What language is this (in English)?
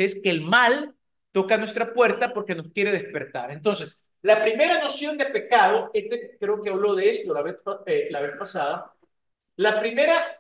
Spanish